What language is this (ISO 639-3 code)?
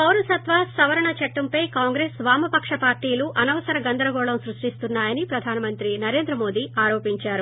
tel